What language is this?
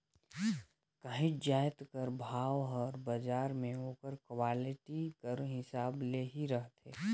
Chhattisgarhi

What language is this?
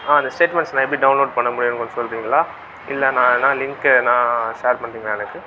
Tamil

